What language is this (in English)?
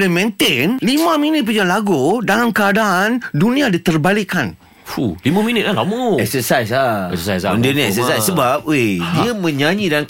Malay